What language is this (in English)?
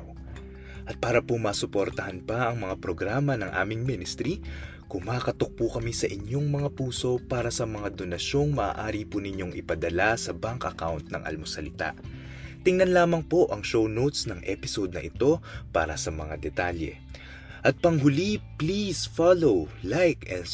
Filipino